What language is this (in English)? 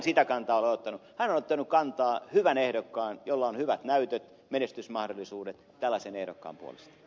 Finnish